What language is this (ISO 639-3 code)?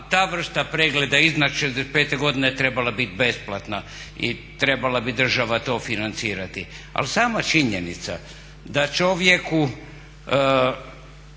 hrv